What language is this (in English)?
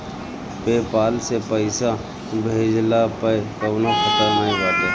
Bhojpuri